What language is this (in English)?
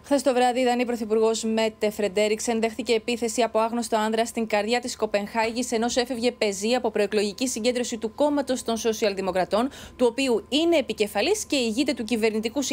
Greek